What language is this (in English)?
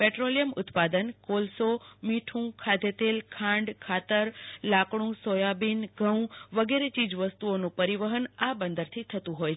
Gujarati